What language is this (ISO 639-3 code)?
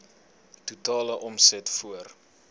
afr